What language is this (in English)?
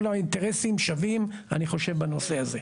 Hebrew